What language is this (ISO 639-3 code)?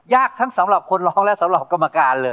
tha